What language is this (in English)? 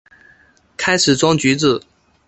Chinese